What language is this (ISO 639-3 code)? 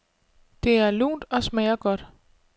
dan